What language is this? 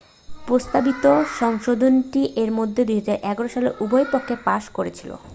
Bangla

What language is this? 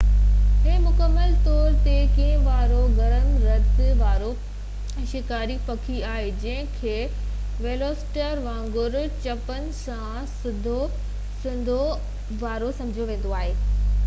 Sindhi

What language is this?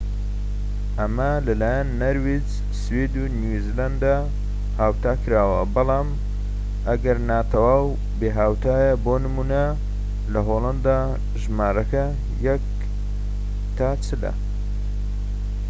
Central Kurdish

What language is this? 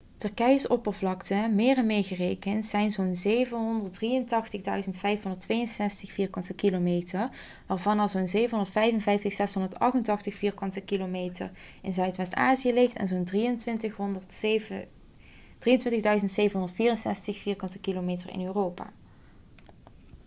Dutch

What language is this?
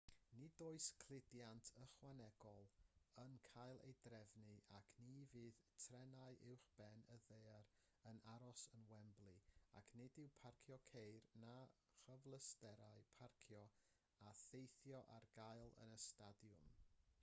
Welsh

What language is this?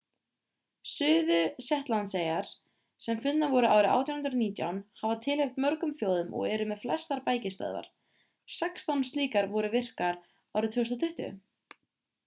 Icelandic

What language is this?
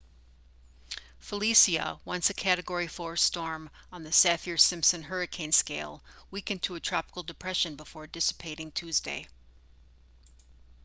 English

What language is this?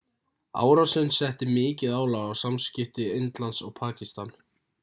Icelandic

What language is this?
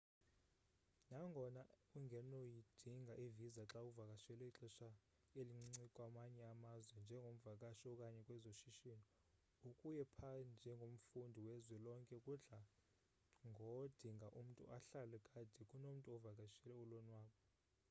Xhosa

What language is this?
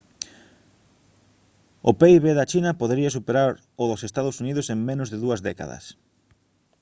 Galician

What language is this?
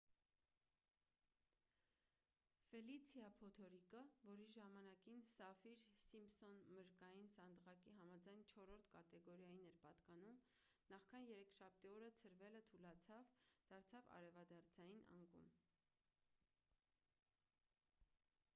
Armenian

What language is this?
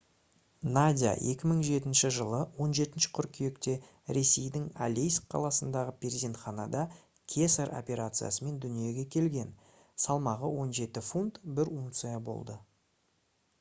Kazakh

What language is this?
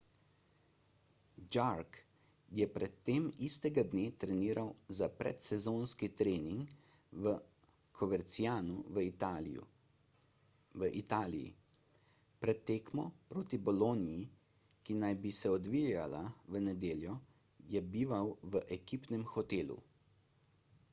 Slovenian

